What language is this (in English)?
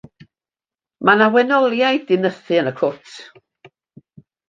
Welsh